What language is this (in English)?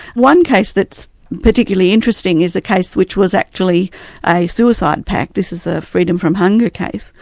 English